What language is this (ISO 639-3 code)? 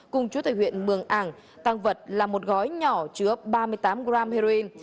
vie